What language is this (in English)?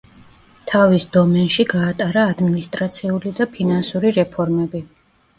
Georgian